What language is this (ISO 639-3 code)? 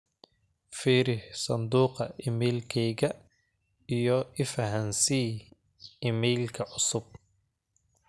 som